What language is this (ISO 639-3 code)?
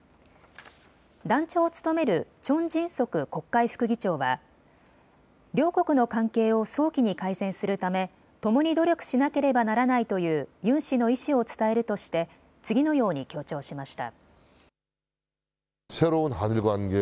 jpn